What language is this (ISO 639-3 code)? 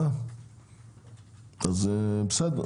heb